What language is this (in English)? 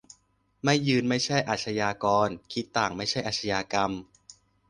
Thai